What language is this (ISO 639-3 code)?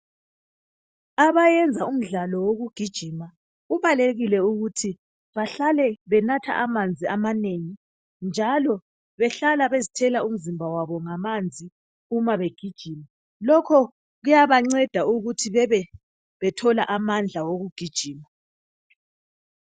nde